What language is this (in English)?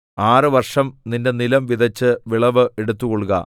Malayalam